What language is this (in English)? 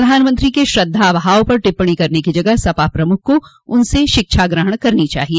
Hindi